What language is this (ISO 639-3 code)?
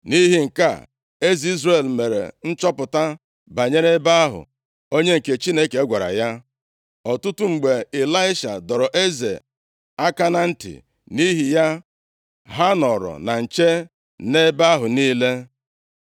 ibo